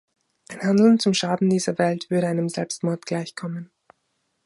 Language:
German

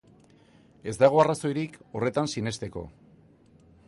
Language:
Basque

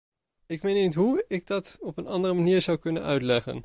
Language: Dutch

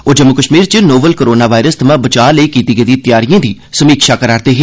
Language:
Dogri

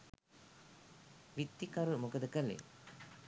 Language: Sinhala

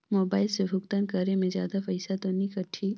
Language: Chhattisgarhi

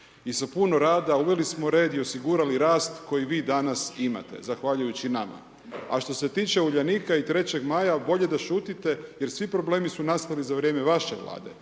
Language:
Croatian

